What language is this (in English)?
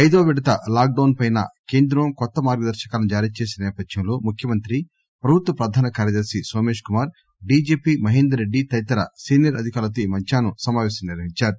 Telugu